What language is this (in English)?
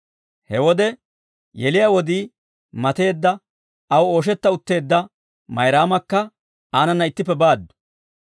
Dawro